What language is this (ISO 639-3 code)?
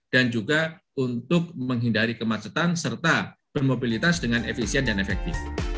ind